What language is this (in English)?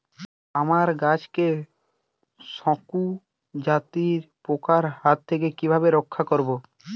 Bangla